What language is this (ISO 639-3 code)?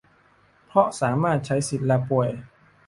tha